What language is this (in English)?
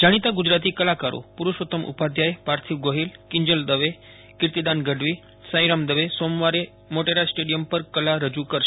Gujarati